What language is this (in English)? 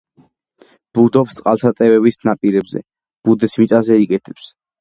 Georgian